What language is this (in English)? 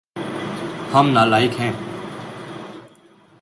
Urdu